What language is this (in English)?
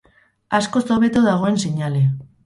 Basque